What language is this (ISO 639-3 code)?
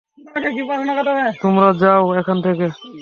ben